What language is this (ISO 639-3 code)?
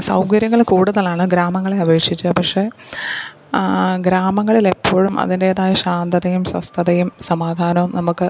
mal